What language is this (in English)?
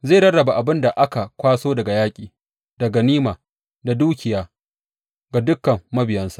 Hausa